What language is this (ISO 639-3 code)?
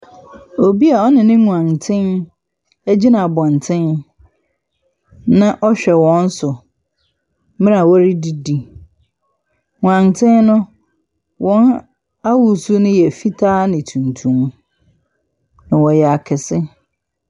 aka